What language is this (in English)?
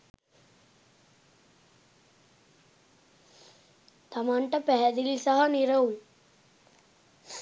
Sinhala